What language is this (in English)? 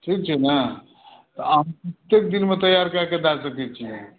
Maithili